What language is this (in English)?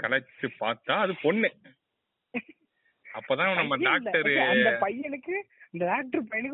Tamil